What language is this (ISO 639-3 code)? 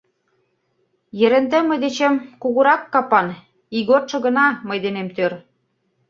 chm